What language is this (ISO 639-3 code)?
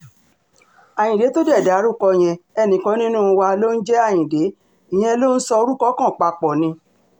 yor